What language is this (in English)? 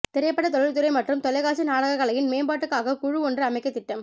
Tamil